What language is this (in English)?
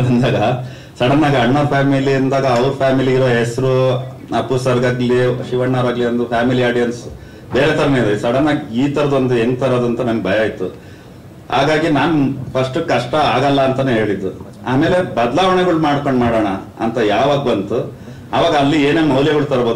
Indonesian